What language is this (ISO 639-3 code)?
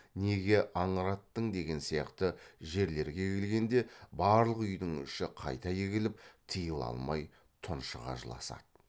kaz